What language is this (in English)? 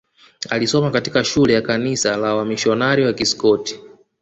Swahili